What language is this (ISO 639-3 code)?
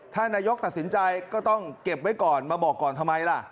tha